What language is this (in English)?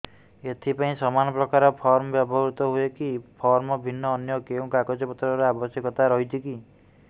Odia